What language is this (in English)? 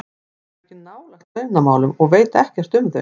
Icelandic